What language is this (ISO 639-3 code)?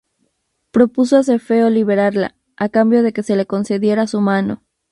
spa